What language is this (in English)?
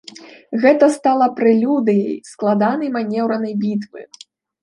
Belarusian